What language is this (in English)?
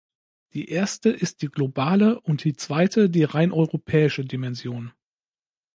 German